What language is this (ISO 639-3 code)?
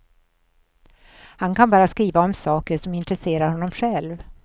swe